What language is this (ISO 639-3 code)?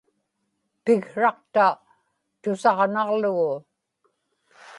ipk